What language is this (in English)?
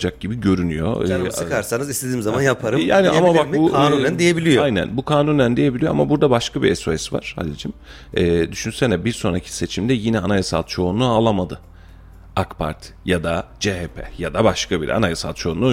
Turkish